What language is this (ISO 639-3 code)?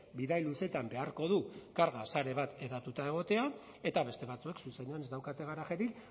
eus